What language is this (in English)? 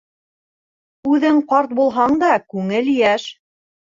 Bashkir